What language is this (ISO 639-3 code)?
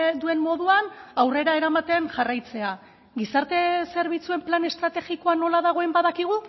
eus